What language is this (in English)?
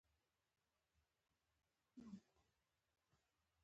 Pashto